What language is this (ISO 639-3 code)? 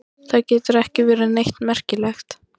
isl